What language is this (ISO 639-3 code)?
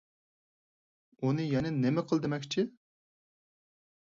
uig